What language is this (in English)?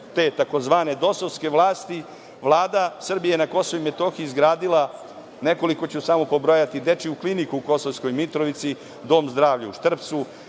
Serbian